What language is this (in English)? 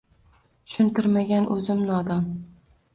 Uzbek